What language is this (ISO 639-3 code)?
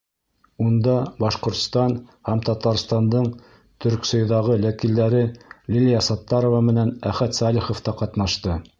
bak